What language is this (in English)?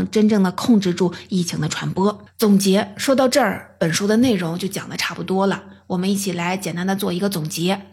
Chinese